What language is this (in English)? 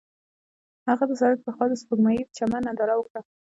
Pashto